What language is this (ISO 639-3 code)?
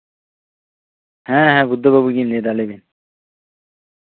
sat